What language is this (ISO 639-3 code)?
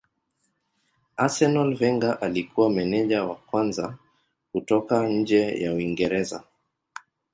swa